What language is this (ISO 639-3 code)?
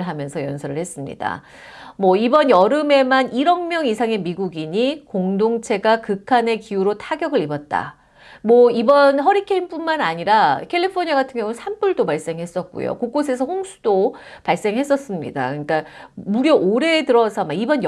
kor